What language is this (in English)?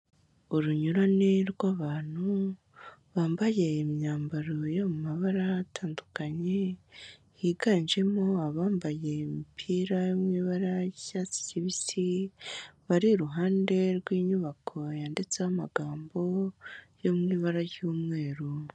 Kinyarwanda